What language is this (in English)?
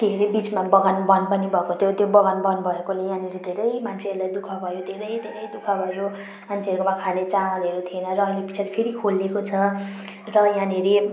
Nepali